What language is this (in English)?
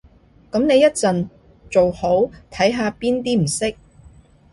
Cantonese